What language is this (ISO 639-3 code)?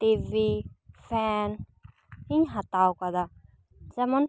sat